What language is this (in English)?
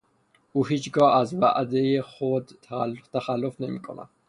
Persian